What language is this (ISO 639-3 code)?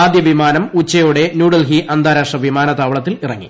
mal